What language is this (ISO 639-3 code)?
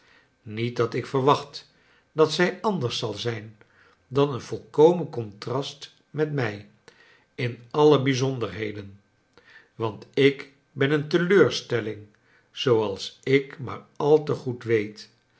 nld